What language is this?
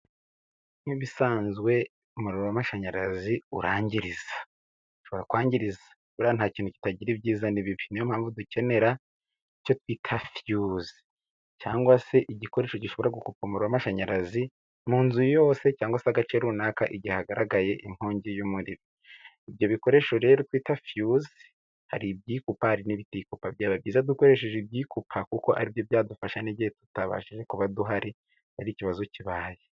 Kinyarwanda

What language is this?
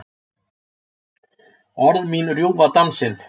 Icelandic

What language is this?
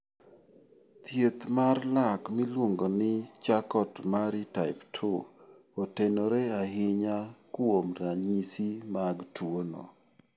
Luo (Kenya and Tanzania)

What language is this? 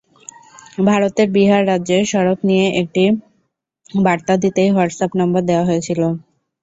Bangla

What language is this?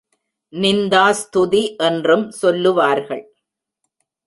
Tamil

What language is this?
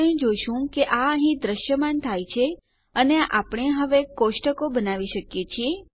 Gujarati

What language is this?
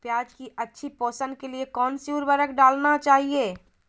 Magahi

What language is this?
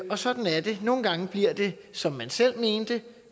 Danish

